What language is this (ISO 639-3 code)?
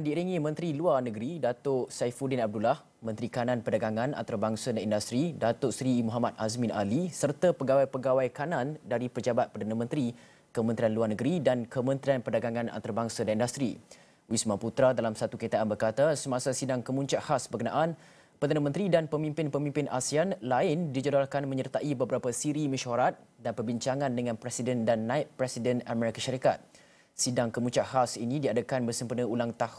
msa